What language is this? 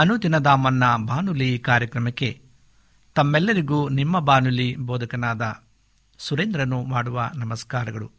Kannada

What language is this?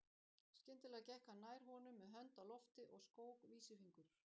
Icelandic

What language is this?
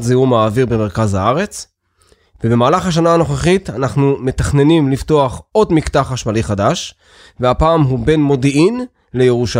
Hebrew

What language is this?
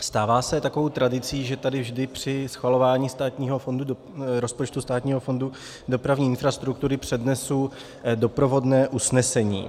Czech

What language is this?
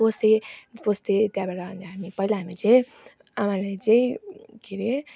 Nepali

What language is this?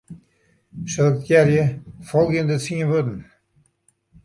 Western Frisian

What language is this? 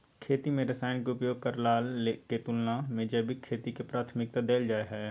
Maithili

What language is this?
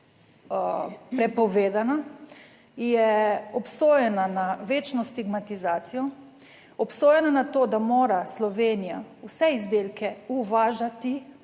Slovenian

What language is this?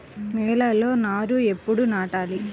Telugu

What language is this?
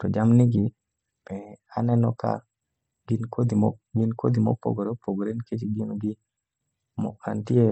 Luo (Kenya and Tanzania)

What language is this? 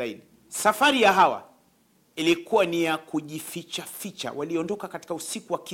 Swahili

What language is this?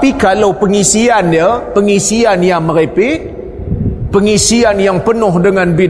Malay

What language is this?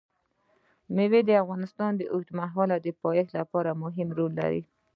Pashto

